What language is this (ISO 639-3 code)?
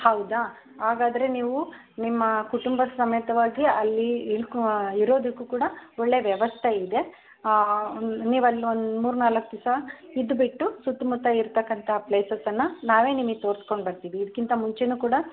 kan